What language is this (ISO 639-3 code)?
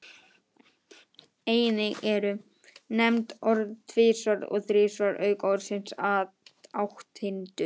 isl